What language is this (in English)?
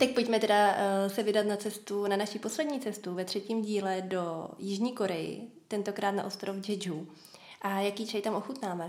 Czech